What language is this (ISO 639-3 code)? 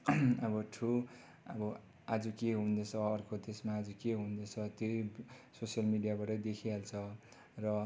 nep